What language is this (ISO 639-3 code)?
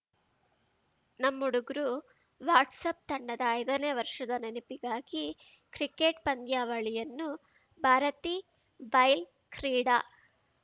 kan